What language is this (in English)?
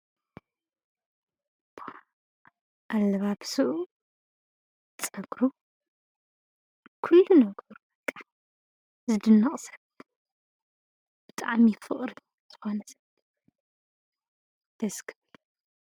Tigrinya